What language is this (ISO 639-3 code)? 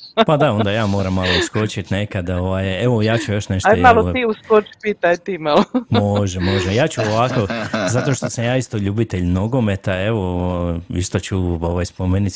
hrv